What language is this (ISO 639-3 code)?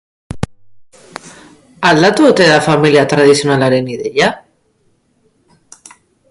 eus